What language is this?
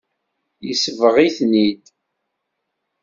Kabyle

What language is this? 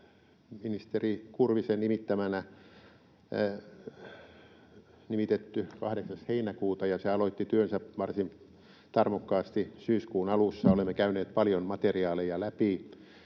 Finnish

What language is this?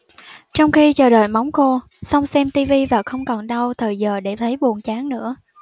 Vietnamese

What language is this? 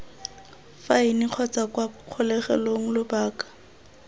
Tswana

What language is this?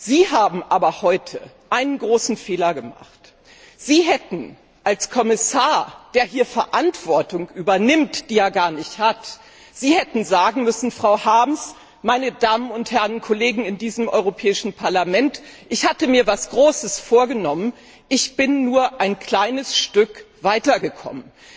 German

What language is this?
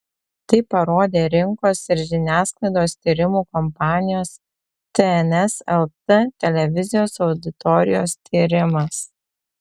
Lithuanian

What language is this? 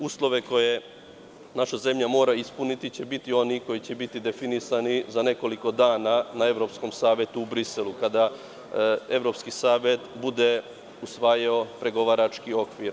Serbian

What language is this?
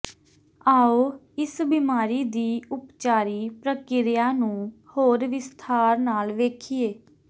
Punjabi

